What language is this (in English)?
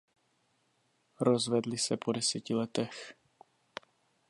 Czech